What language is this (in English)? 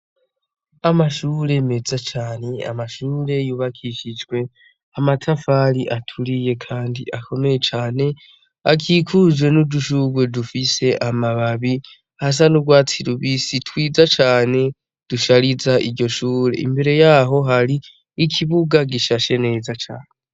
Rundi